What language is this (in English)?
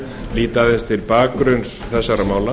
Icelandic